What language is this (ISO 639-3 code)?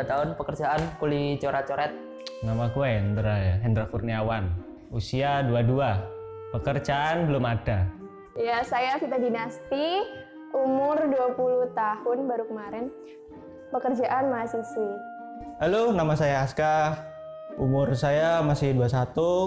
ind